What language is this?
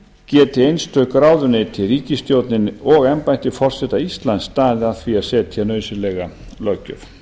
Icelandic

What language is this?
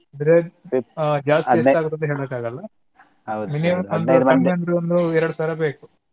Kannada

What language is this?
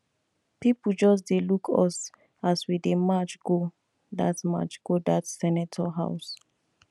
Nigerian Pidgin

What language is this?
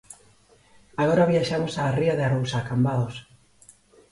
Galician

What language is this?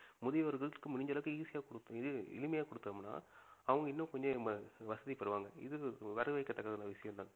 Tamil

